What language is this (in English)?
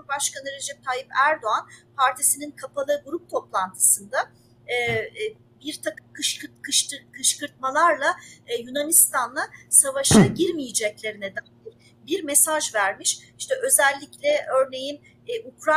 Turkish